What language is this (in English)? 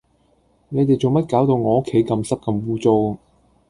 Cantonese